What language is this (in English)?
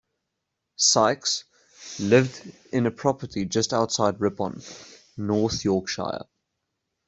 English